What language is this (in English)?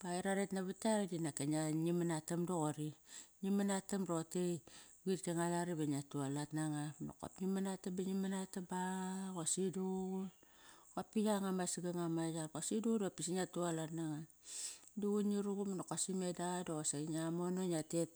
Kairak